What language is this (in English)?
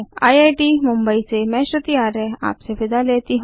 Hindi